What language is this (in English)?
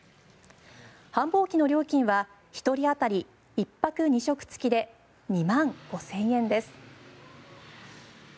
Japanese